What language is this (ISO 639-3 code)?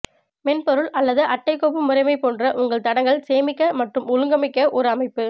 tam